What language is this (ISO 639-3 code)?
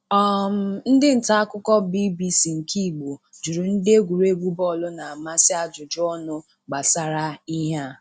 ibo